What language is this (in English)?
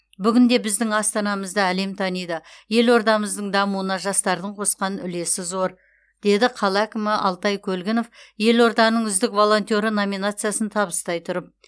Kazakh